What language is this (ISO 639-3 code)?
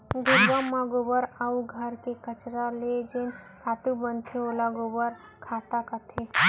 hne